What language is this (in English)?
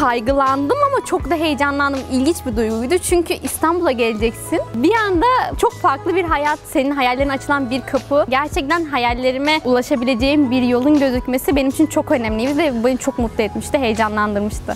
Turkish